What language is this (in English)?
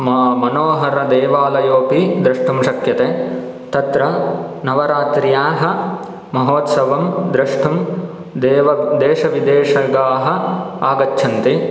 Sanskrit